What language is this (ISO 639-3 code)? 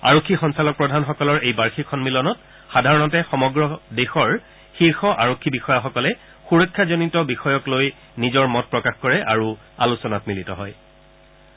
asm